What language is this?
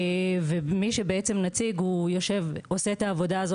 Hebrew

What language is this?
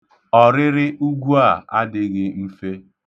Igbo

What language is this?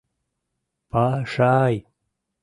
Mari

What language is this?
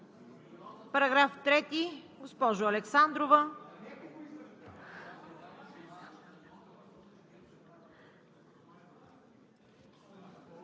Bulgarian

